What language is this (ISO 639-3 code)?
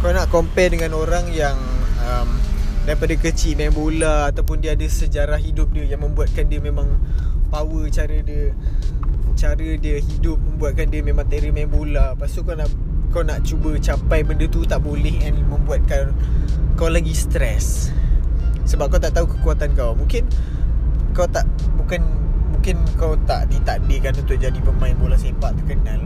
msa